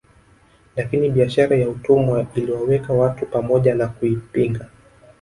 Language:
Swahili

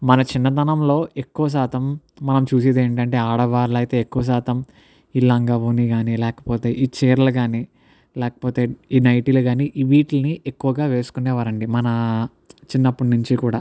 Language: Telugu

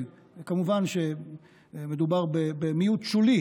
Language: Hebrew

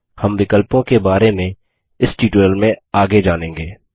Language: Hindi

